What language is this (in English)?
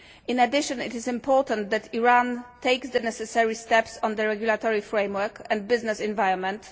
English